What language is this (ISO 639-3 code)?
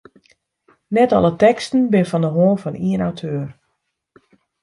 fry